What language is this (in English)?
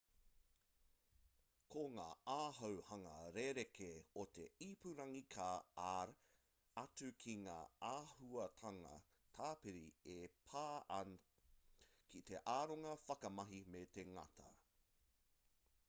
Māori